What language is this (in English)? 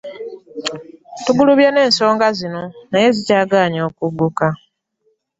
Ganda